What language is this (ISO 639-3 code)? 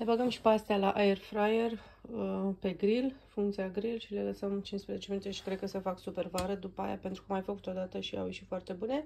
ron